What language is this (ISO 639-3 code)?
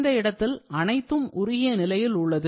tam